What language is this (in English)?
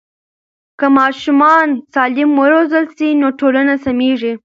Pashto